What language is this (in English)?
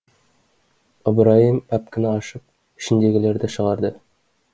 Kazakh